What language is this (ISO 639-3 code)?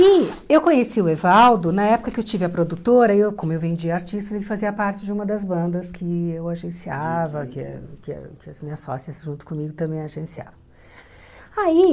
por